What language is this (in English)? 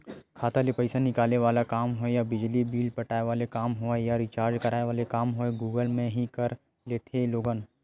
Chhattisgarhi